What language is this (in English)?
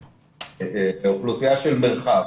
Hebrew